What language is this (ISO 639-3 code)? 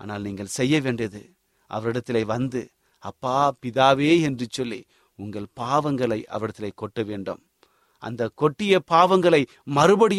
tam